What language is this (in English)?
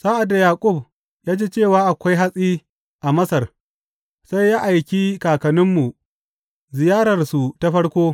Hausa